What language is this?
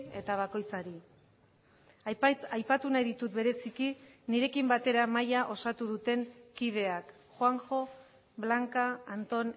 Basque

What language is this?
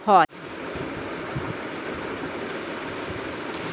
Bangla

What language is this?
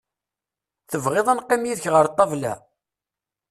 Kabyle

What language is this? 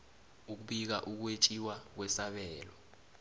South Ndebele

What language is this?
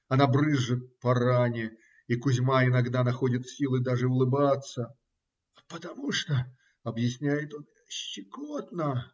Russian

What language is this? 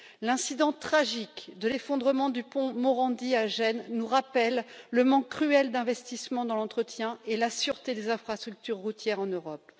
French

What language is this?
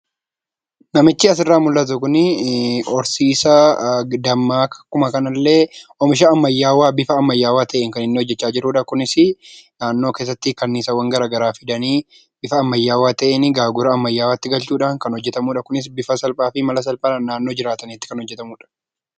Oromo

